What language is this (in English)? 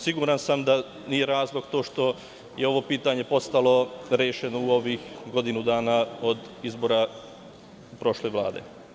Serbian